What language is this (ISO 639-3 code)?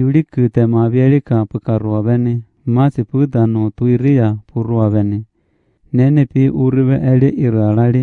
ron